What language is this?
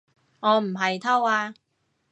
Cantonese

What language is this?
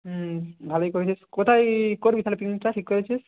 Bangla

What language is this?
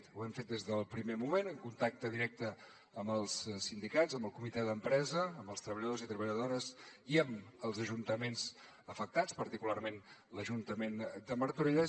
Catalan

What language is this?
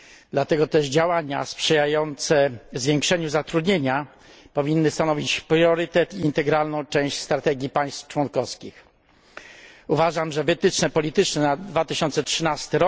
Polish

